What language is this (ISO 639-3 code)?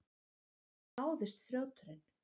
isl